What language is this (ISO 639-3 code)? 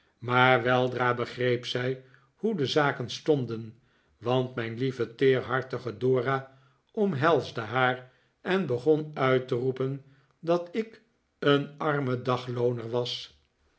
nld